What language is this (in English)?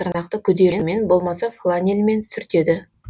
Kazakh